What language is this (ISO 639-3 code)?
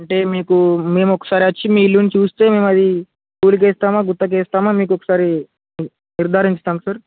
tel